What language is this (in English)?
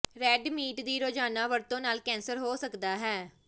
Punjabi